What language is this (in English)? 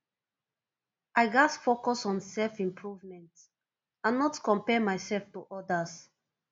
Nigerian Pidgin